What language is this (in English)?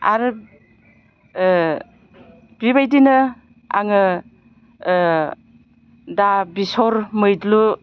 Bodo